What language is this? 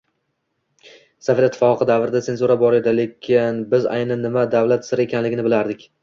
Uzbek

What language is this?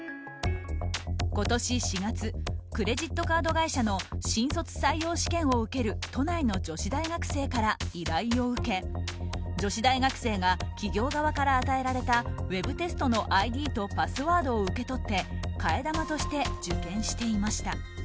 Japanese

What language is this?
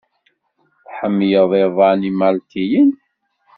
Kabyle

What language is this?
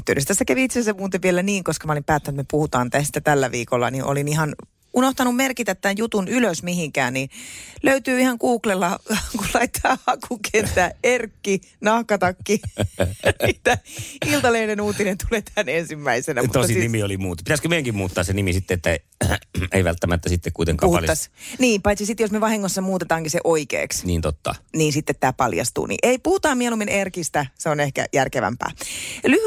Finnish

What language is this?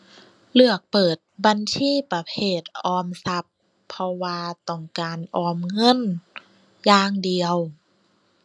Thai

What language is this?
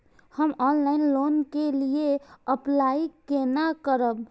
Maithili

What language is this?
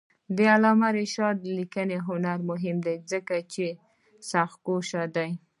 Pashto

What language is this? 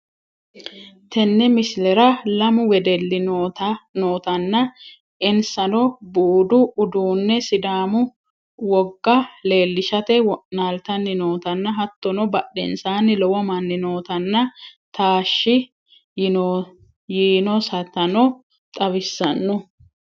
Sidamo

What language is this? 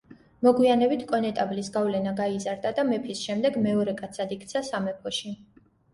Georgian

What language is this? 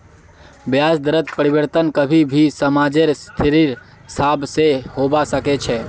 Magahi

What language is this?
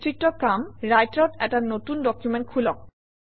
Assamese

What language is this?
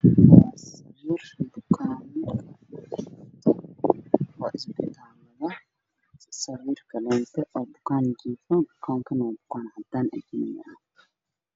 Somali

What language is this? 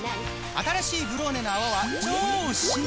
Japanese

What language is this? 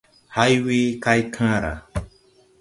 Tupuri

